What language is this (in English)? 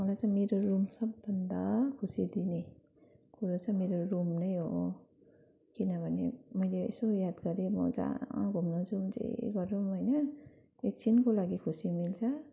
Nepali